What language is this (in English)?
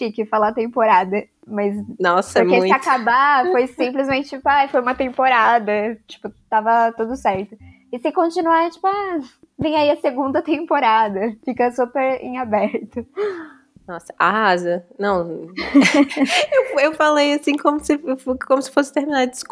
Portuguese